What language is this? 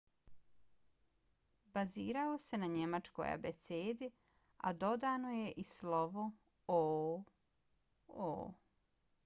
Bosnian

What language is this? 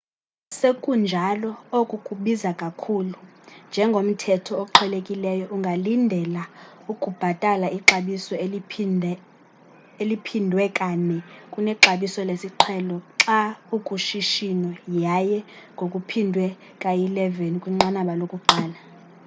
Xhosa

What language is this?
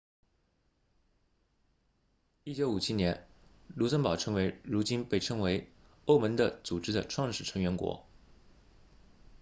Chinese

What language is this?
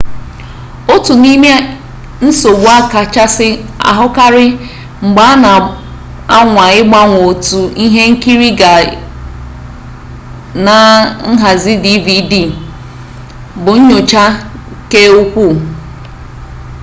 Igbo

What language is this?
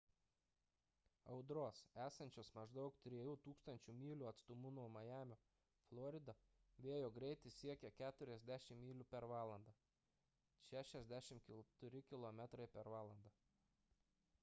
Lithuanian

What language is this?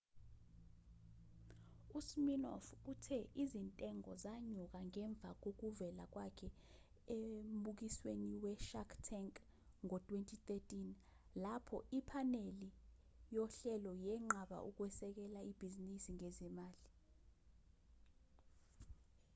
Zulu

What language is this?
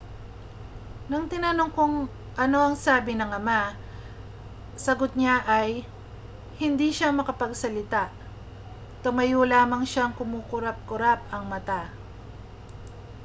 Filipino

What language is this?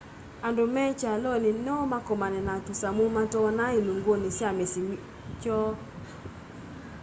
Kamba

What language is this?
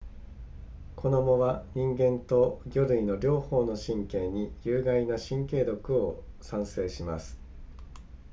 Japanese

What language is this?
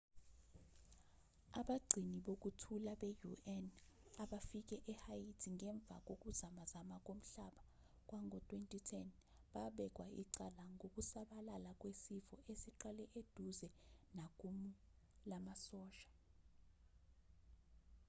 Zulu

